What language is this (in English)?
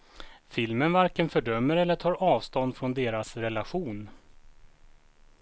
Swedish